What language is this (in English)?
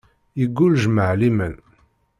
Kabyle